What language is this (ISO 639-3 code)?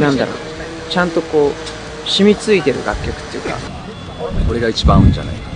jpn